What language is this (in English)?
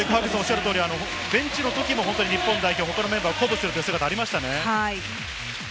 Japanese